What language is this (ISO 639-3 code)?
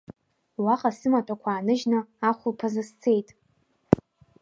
abk